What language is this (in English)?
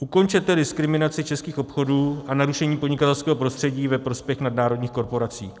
Czech